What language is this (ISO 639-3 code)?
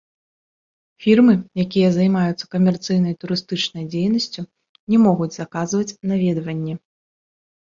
bel